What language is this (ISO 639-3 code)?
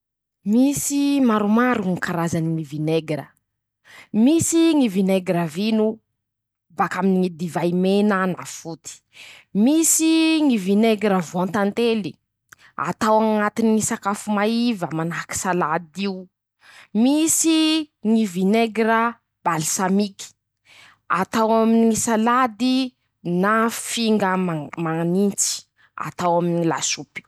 msh